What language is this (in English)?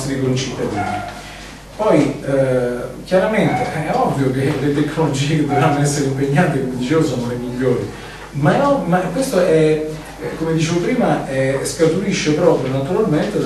Italian